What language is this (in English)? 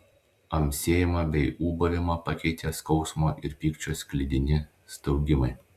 Lithuanian